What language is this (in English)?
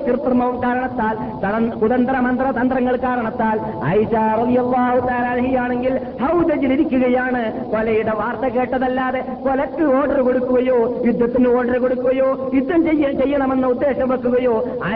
Malayalam